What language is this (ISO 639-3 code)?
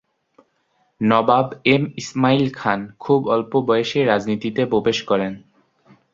ben